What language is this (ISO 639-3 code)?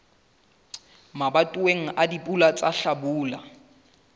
sot